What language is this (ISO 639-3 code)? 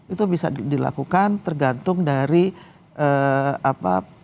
ind